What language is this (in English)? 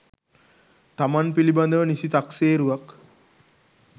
Sinhala